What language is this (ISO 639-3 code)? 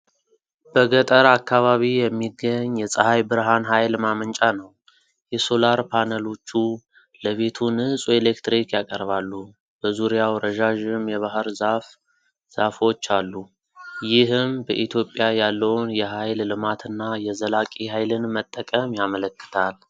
amh